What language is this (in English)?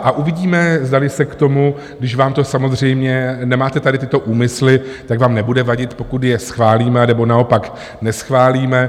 Czech